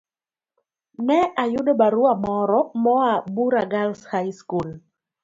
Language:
Luo (Kenya and Tanzania)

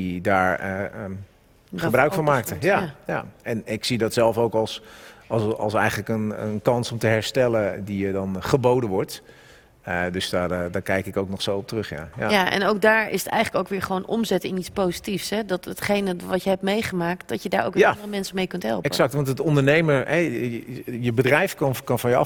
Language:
Dutch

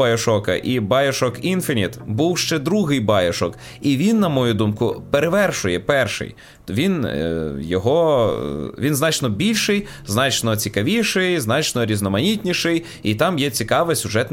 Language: Ukrainian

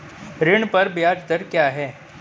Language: Hindi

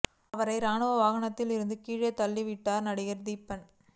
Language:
Tamil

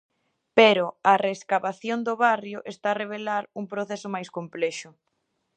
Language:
Galician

